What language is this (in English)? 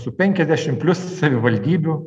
Lithuanian